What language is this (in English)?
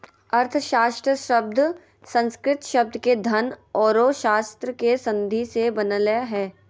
Magahi